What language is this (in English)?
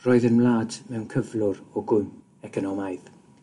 Welsh